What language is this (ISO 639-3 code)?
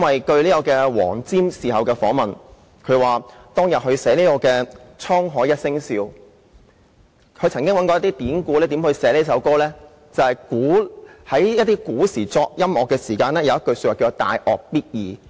yue